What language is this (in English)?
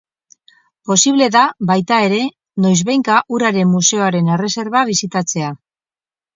Basque